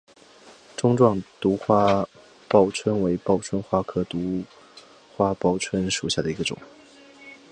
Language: Chinese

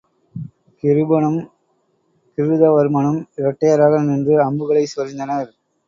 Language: Tamil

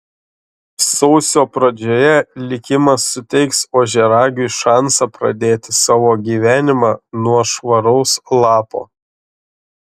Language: Lithuanian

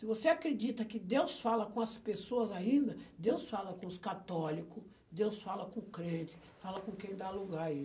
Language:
Portuguese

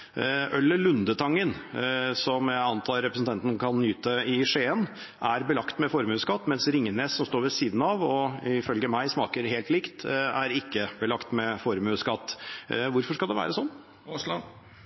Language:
Norwegian Bokmål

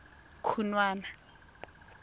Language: Tswana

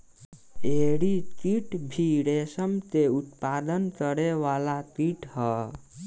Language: Bhojpuri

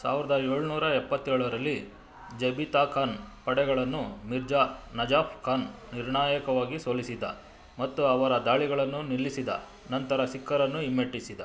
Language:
Kannada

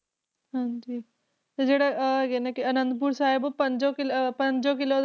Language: Punjabi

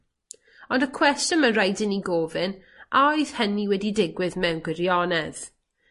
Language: Welsh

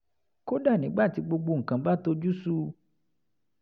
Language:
Yoruba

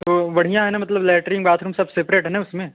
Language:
Hindi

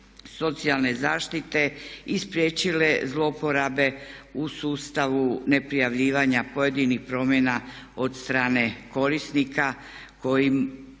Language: Croatian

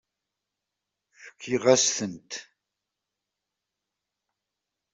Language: Kabyle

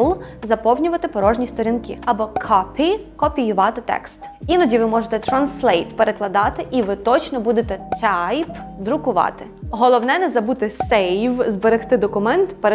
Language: Ukrainian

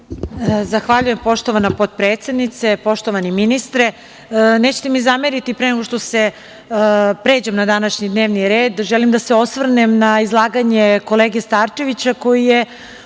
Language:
Serbian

